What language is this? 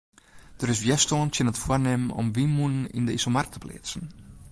Western Frisian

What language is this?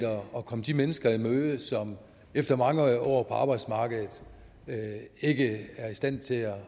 Danish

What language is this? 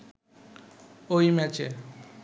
Bangla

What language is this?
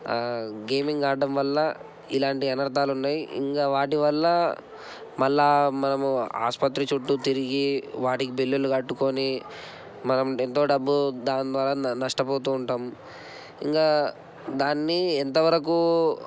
Telugu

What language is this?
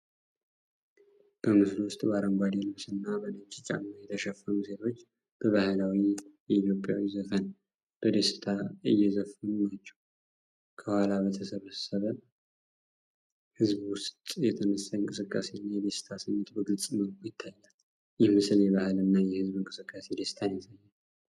Amharic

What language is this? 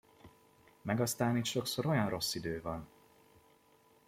Hungarian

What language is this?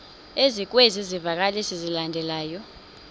Xhosa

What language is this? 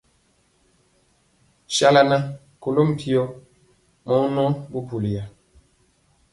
Mpiemo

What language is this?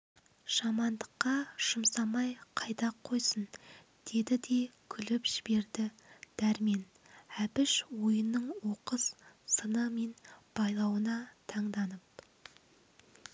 Kazakh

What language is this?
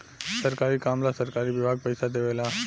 Bhojpuri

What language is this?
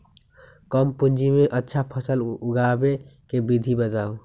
Magahi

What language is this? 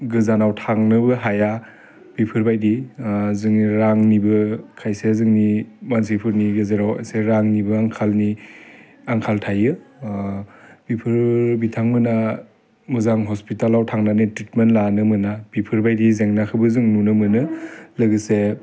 Bodo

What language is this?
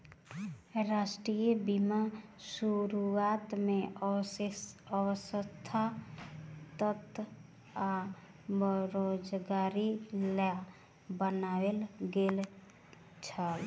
Maithili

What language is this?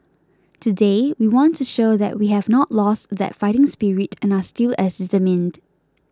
English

